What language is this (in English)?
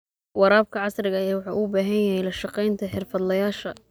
Somali